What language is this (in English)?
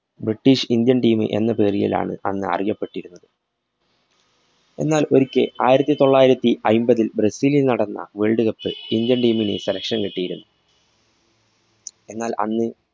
Malayalam